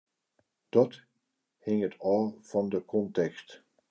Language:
Western Frisian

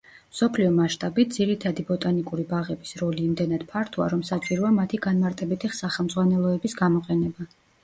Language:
Georgian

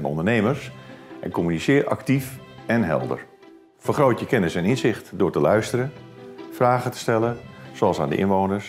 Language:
Dutch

